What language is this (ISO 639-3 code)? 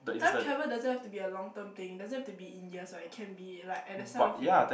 eng